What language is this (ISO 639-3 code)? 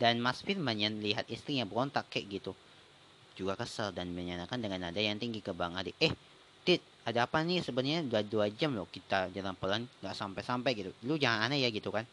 ind